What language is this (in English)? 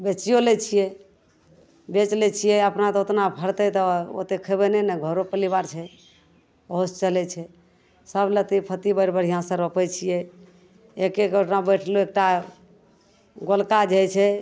Maithili